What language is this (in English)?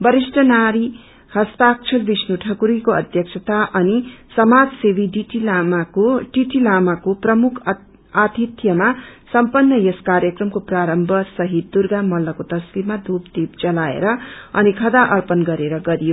Nepali